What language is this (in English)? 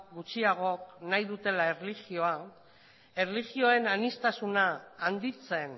Basque